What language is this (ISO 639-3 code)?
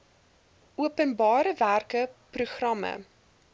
afr